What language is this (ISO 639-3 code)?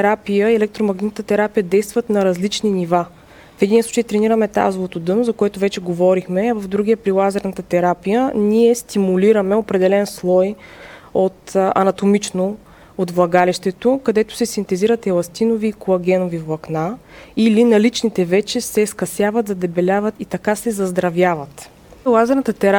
bul